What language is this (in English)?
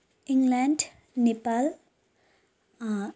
Nepali